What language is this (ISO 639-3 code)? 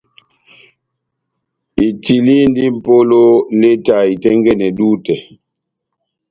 bnm